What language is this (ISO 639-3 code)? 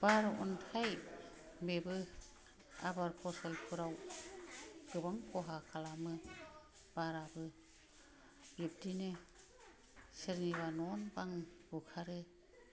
brx